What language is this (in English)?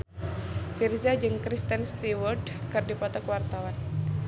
Sundanese